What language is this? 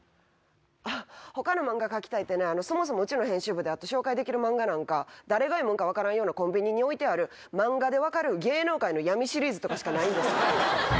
Japanese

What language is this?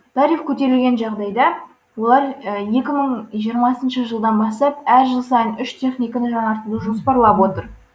Kazakh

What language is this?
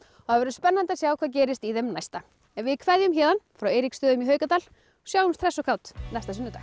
Icelandic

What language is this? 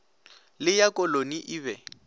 Northern Sotho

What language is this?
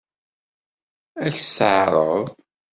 Kabyle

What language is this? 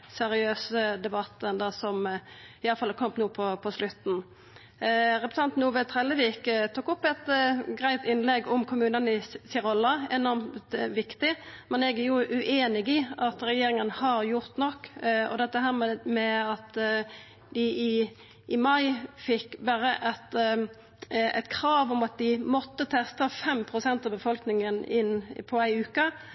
Norwegian Nynorsk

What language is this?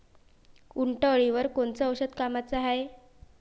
Marathi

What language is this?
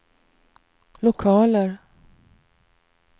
Swedish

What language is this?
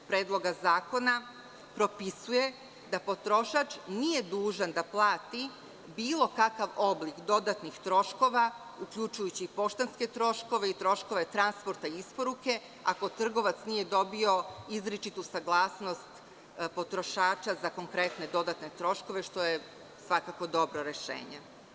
Serbian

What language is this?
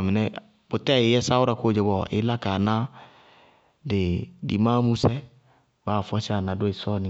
Bago-Kusuntu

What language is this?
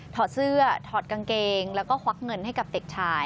Thai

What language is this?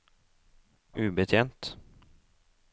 Norwegian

